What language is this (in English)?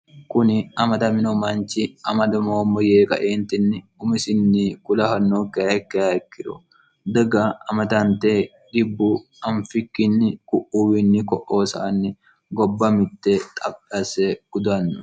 Sidamo